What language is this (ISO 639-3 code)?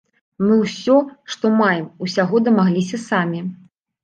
bel